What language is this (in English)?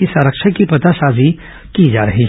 Hindi